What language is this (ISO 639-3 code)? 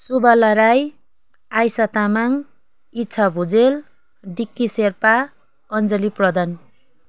nep